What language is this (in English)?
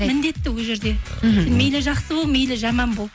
Kazakh